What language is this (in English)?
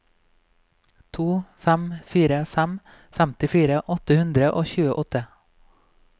Norwegian